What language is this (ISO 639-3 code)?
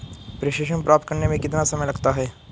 hin